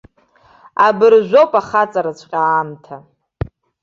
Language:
Abkhazian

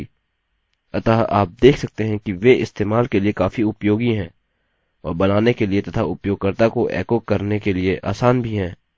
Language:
Hindi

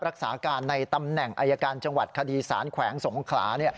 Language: Thai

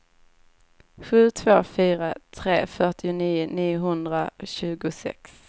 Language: Swedish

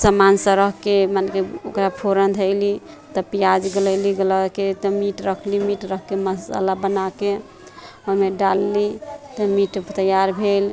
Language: Maithili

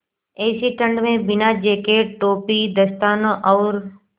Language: Hindi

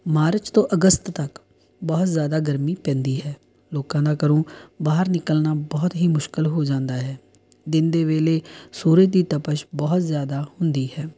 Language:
Punjabi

